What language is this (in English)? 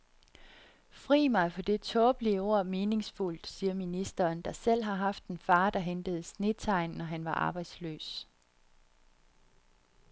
Danish